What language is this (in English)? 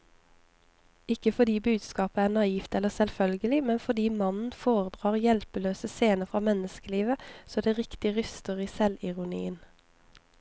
Norwegian